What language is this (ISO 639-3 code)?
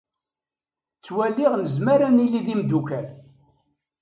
kab